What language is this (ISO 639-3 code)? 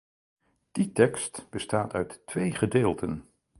nld